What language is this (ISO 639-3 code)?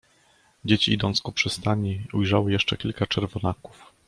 pol